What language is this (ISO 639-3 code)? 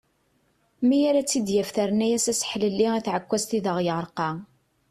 kab